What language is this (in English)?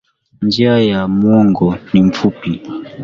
Swahili